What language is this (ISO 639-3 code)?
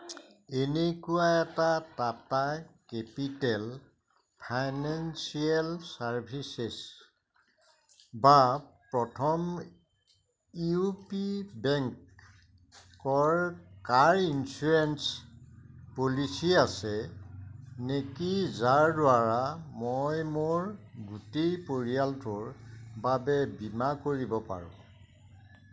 asm